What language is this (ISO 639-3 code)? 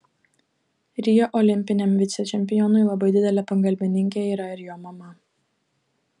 lit